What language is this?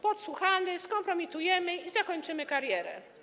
Polish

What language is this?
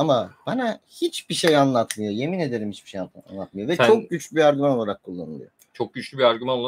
Turkish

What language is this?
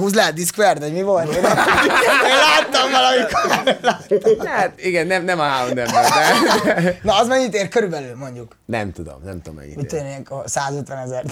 Hungarian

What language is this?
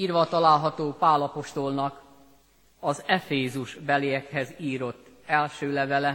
Hungarian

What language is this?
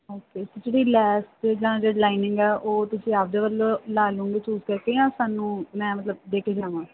Punjabi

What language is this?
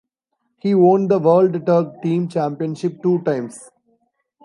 English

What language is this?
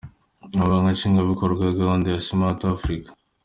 Kinyarwanda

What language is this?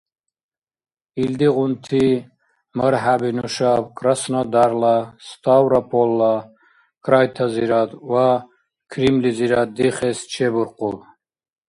Dargwa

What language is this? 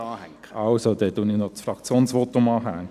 Swiss German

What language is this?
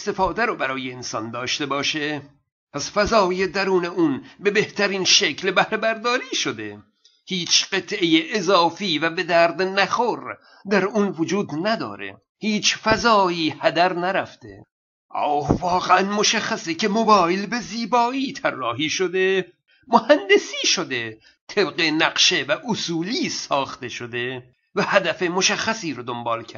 Persian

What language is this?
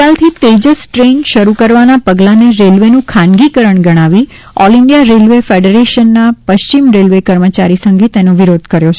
Gujarati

